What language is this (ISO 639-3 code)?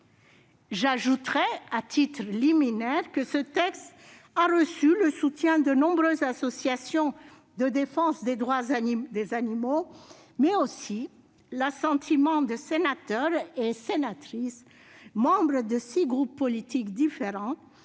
fra